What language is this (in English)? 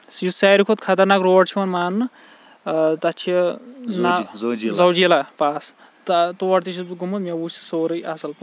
Kashmiri